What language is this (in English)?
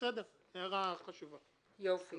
Hebrew